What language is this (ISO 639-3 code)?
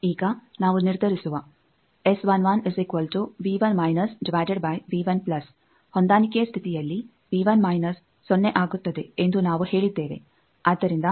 kan